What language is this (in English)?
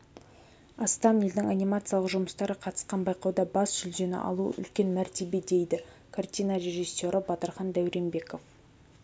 Kazakh